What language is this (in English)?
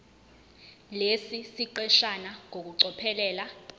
Zulu